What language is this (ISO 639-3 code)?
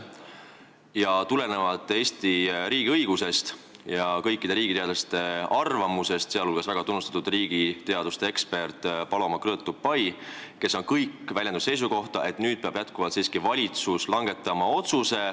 est